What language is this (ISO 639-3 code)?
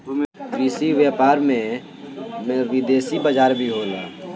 bho